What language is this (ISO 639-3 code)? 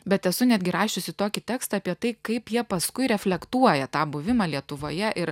lit